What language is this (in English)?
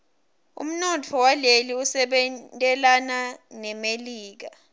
Swati